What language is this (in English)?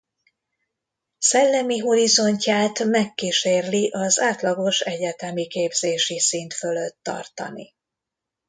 Hungarian